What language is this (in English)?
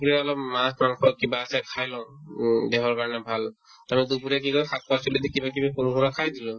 Assamese